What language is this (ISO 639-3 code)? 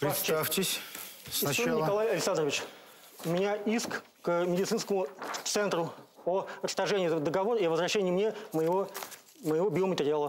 rus